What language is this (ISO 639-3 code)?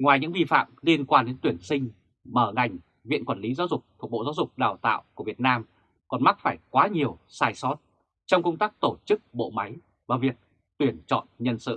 vie